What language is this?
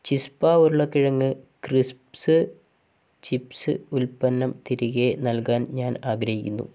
Malayalam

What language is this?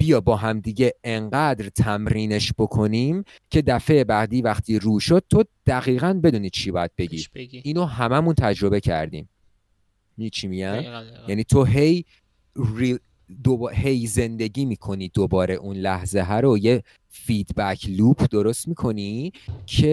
Persian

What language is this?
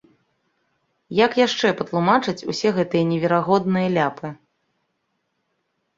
Belarusian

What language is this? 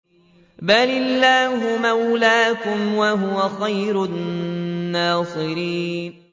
Arabic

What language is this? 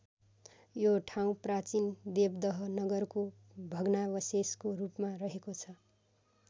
Nepali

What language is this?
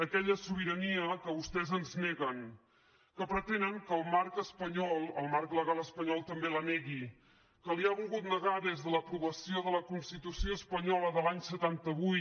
Catalan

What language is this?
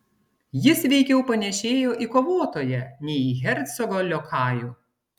Lithuanian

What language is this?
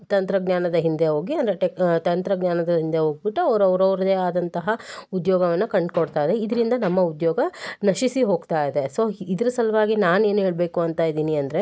Kannada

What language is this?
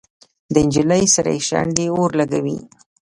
Pashto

